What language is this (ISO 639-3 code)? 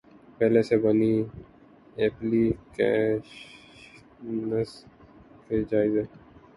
urd